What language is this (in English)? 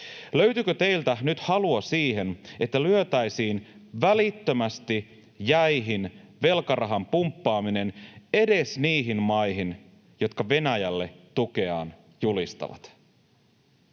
Finnish